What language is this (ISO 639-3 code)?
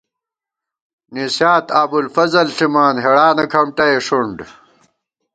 gwt